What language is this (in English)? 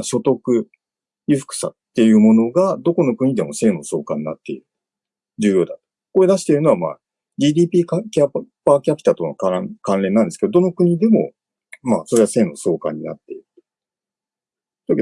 Japanese